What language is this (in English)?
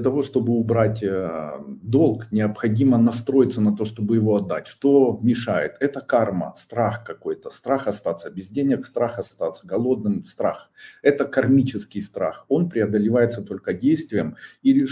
Russian